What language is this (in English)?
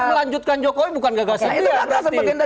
Indonesian